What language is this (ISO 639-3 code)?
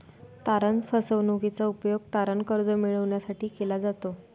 mar